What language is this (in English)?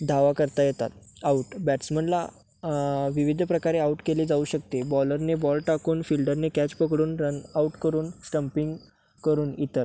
Marathi